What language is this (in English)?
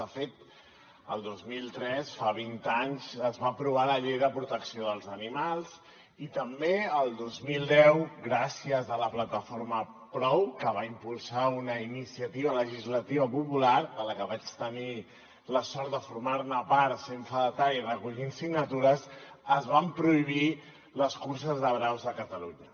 Catalan